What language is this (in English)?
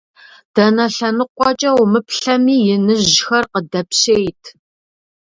Kabardian